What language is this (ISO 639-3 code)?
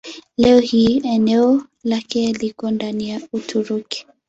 swa